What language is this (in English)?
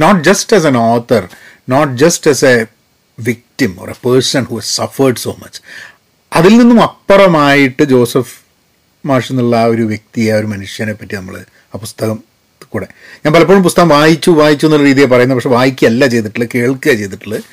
Malayalam